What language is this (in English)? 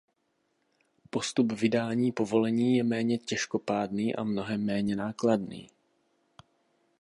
Czech